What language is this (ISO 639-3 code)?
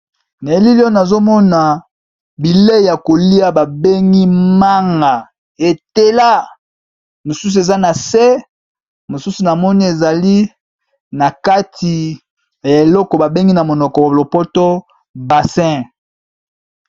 lin